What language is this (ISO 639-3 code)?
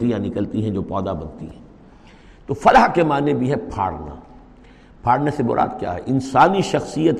urd